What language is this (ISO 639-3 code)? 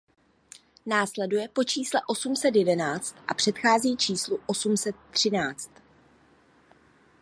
ces